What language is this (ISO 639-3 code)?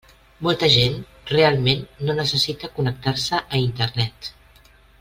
cat